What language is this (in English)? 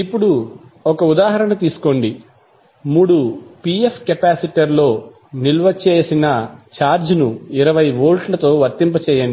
Telugu